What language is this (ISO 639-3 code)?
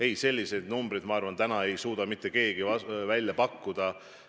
est